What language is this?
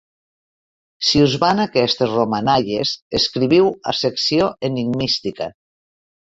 Catalan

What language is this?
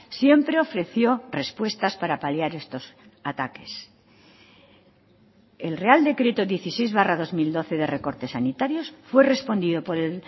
Spanish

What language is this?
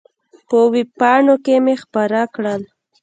Pashto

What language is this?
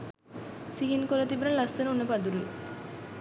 Sinhala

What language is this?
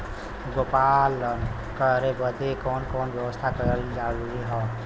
Bhojpuri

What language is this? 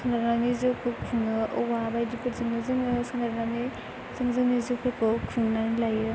Bodo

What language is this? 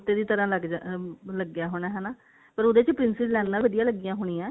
Punjabi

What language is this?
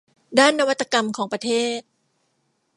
Thai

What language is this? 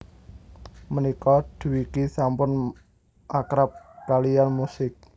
Javanese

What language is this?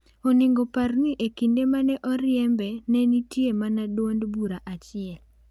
Luo (Kenya and Tanzania)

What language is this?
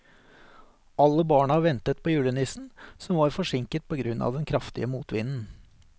Norwegian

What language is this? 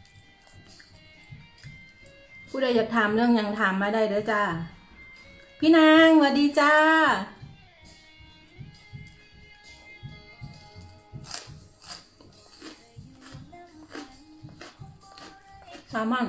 Thai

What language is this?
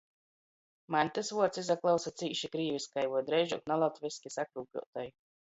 Latgalian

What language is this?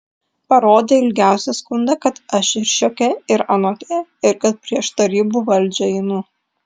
Lithuanian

